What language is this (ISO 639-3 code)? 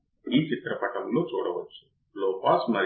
tel